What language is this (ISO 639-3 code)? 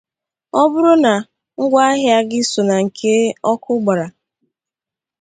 ibo